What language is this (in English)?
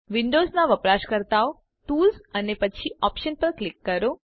Gujarati